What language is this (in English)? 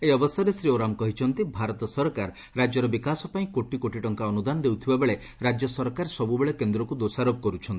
Odia